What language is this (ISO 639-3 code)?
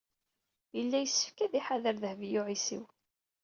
kab